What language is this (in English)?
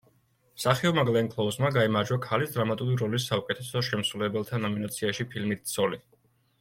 Georgian